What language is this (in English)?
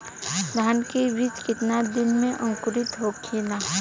Bhojpuri